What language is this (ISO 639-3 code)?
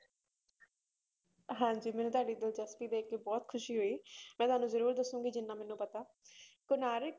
pan